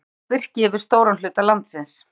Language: Icelandic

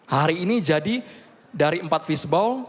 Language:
Indonesian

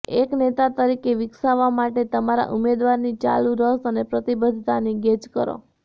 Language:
Gujarati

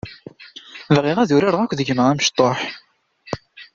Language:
Kabyle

